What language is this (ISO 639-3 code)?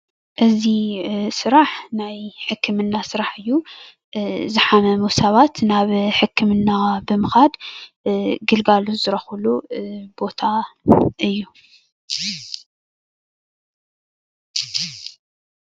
tir